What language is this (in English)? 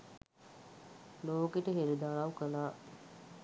Sinhala